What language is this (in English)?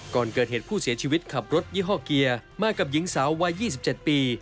Thai